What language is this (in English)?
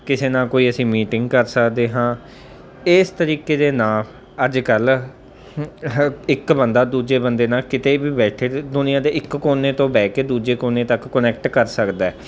Punjabi